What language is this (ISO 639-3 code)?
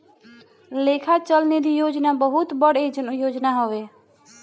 bho